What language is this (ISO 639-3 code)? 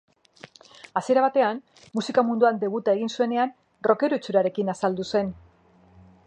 eus